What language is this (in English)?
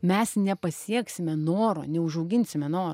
Lithuanian